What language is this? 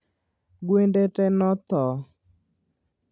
Luo (Kenya and Tanzania)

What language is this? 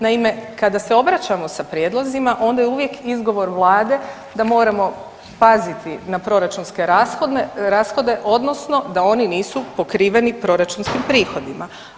Croatian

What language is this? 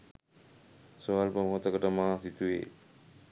Sinhala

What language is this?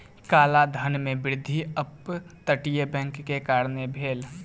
Maithili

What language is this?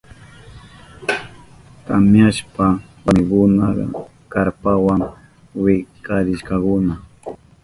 Southern Pastaza Quechua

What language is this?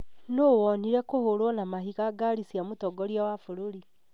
Kikuyu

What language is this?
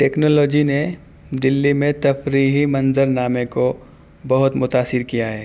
Urdu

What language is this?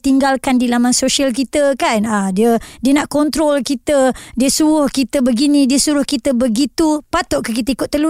Malay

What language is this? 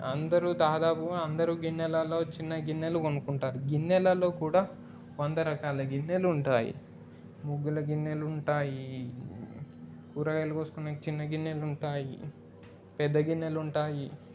Telugu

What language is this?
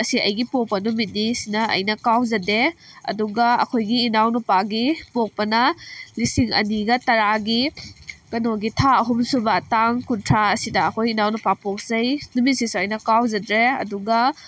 Manipuri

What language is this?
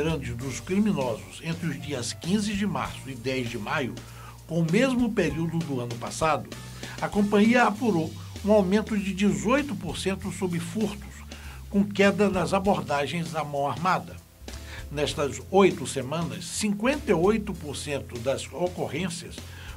Portuguese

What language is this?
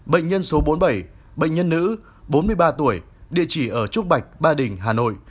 Vietnamese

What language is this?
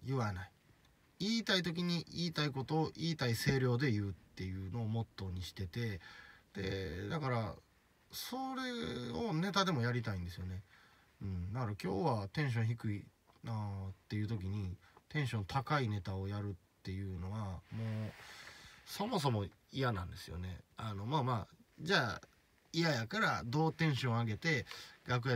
Japanese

